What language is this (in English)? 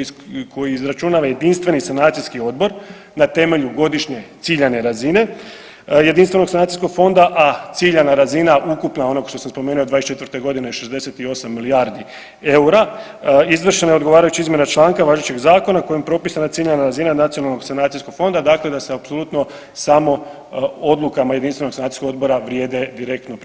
Croatian